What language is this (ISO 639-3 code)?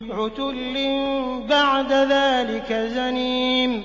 ara